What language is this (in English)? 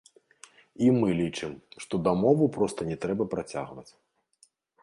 Belarusian